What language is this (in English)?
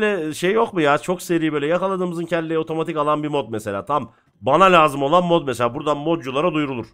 Turkish